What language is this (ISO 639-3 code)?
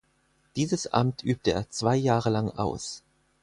deu